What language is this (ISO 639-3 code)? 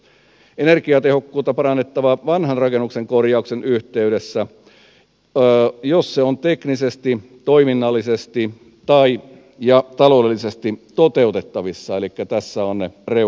fin